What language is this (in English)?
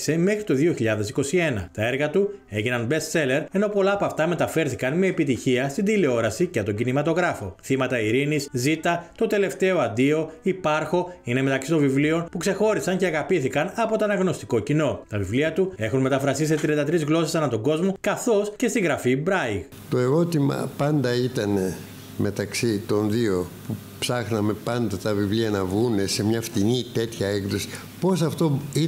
Greek